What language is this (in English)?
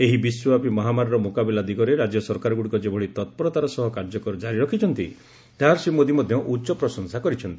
Odia